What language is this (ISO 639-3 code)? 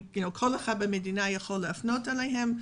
heb